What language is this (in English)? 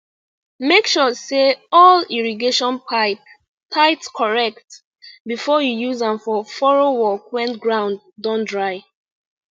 Nigerian Pidgin